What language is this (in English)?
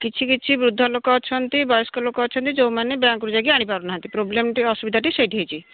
Odia